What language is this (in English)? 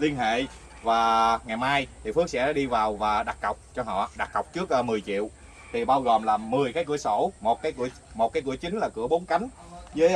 Vietnamese